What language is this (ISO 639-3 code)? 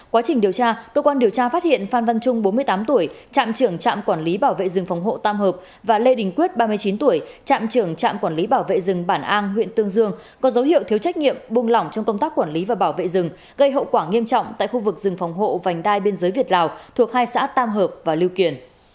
vie